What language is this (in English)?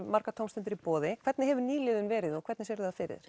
Icelandic